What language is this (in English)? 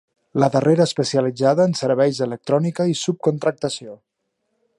Catalan